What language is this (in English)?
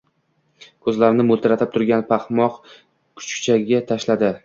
Uzbek